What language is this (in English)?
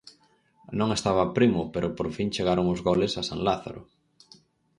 Galician